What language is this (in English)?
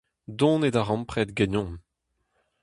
Breton